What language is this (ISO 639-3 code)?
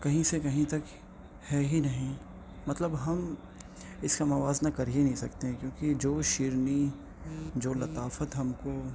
urd